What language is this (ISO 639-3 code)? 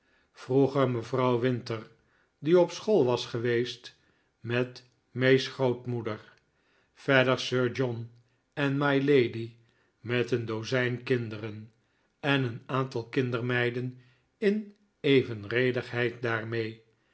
nld